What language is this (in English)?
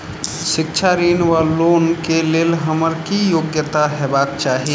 Maithili